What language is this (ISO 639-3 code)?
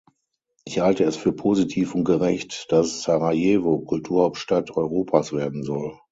deu